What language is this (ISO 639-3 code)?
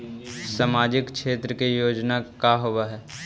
mag